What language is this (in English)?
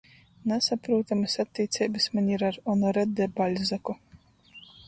Latgalian